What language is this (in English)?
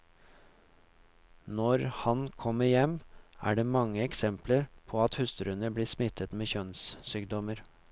Norwegian